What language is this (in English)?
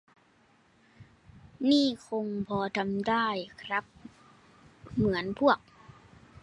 Thai